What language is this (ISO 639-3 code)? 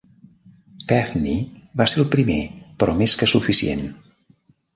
cat